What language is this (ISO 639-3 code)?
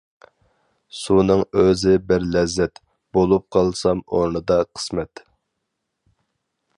uig